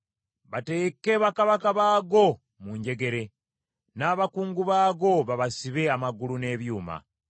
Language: Ganda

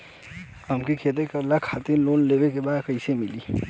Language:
Bhojpuri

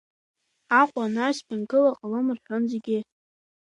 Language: Abkhazian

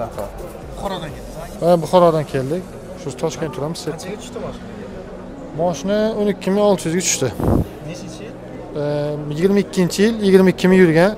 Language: Turkish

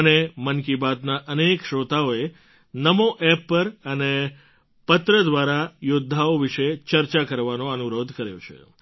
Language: Gujarati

